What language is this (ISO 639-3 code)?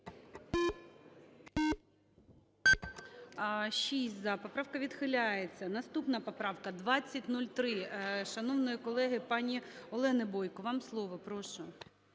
ukr